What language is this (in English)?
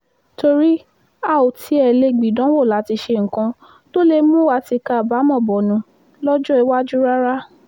Yoruba